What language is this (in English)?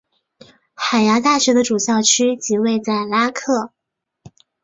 Chinese